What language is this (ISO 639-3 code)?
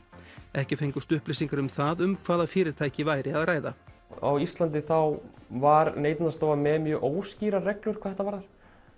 isl